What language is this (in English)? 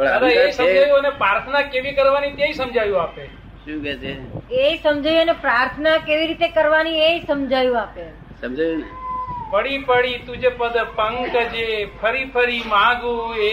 Gujarati